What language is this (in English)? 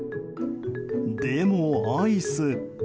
Japanese